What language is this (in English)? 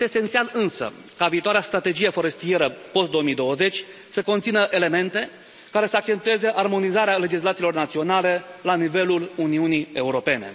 Romanian